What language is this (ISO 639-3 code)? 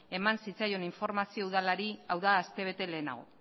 eus